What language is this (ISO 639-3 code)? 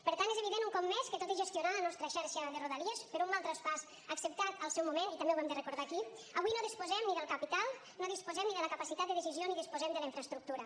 cat